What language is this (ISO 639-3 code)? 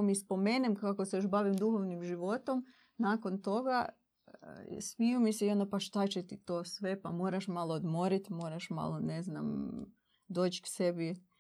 hrv